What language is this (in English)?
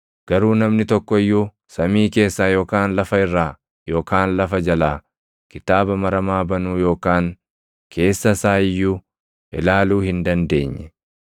Oromo